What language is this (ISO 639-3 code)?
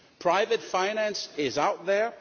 eng